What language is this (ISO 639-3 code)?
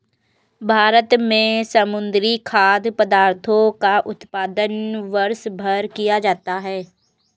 hin